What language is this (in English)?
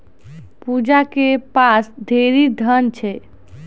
Maithili